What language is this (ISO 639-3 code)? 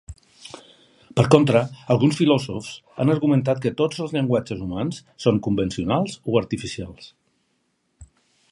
cat